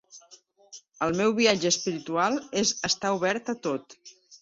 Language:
Catalan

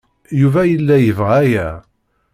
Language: Kabyle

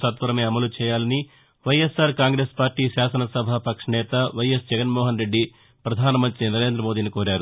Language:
Telugu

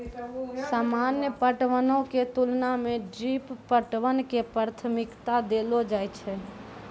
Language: Maithili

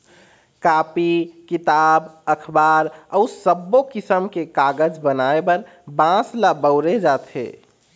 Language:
Chhattisgarhi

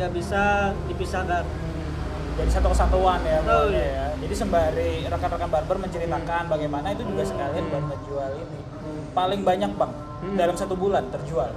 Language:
Indonesian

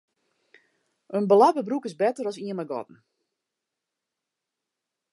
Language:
Western Frisian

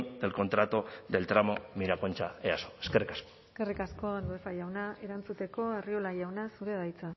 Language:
Basque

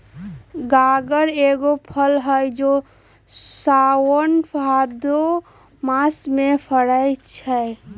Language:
Magahi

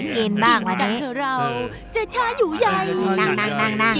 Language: Thai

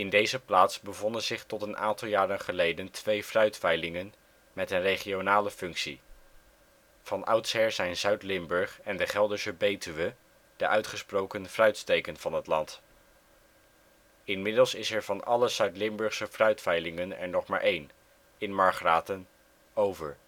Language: Dutch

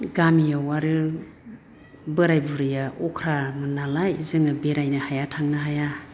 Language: Bodo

